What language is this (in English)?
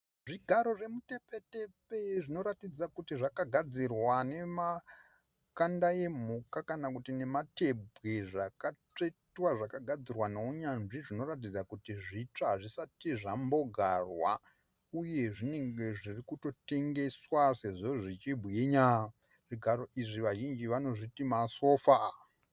Shona